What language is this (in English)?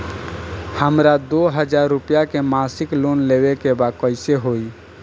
Bhojpuri